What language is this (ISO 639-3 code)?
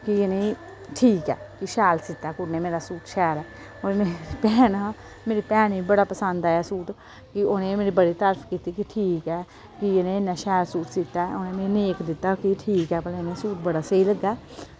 doi